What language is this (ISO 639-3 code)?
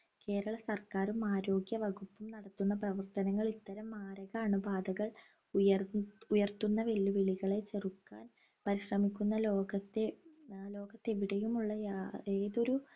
mal